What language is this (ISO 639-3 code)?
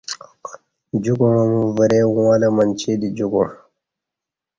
bsh